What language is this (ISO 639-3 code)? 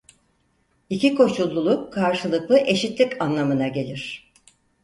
tur